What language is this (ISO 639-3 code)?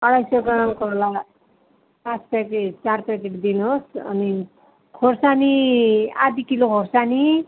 nep